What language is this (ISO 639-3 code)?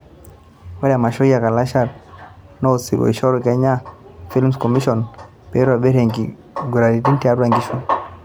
mas